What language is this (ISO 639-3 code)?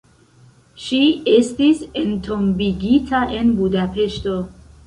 epo